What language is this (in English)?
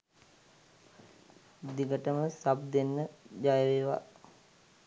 Sinhala